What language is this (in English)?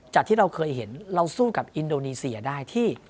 Thai